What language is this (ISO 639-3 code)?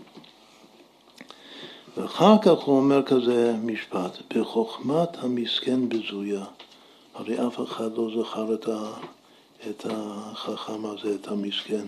heb